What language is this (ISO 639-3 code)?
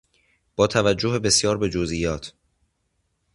fas